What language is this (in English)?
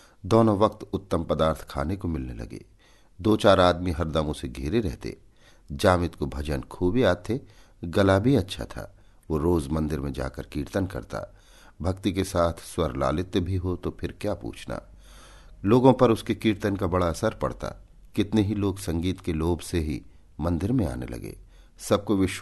Hindi